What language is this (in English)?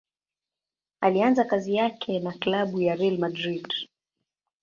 Swahili